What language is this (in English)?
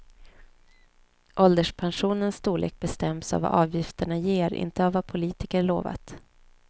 Swedish